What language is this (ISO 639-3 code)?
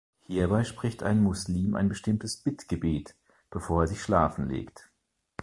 deu